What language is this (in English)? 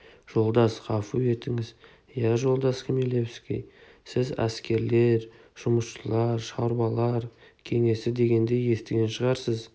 Kazakh